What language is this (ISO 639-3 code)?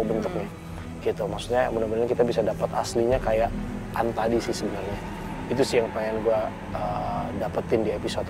ind